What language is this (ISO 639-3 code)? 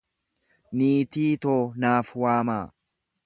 orm